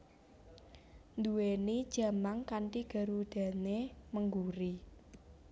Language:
Javanese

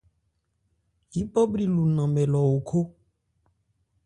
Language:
Ebrié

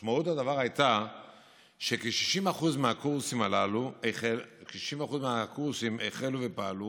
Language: Hebrew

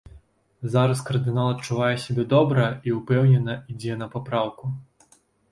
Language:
Belarusian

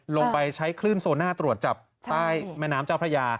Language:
Thai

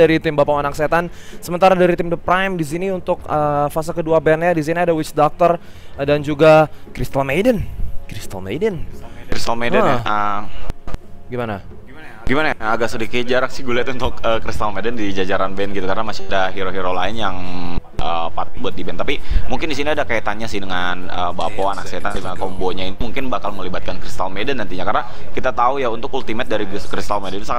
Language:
Indonesian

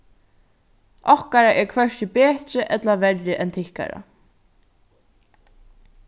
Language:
Faroese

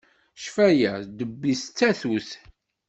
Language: Kabyle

